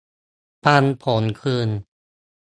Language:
Thai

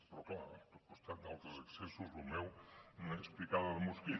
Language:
Catalan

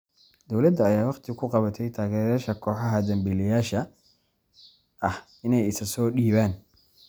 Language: Somali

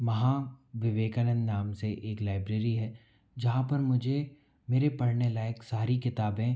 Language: Hindi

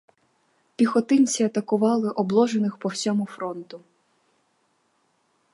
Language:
Ukrainian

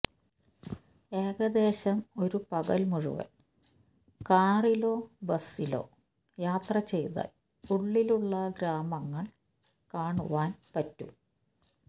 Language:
Malayalam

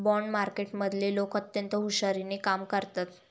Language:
Marathi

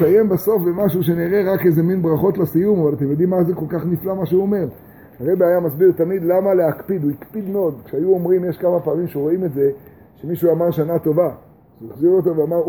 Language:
Hebrew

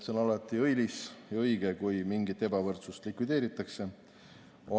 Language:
Estonian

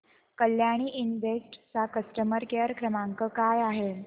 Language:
Marathi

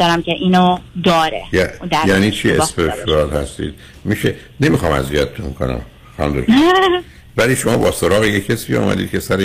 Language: Persian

